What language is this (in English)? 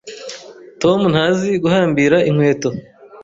Kinyarwanda